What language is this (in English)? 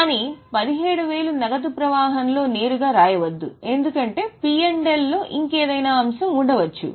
Telugu